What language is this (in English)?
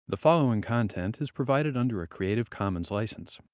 English